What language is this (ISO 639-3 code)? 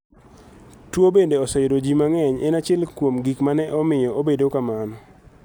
luo